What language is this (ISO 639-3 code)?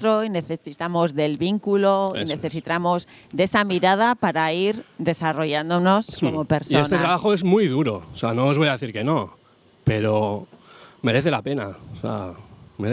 spa